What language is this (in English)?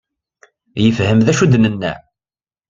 Kabyle